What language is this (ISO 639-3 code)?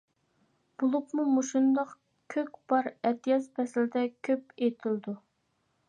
uig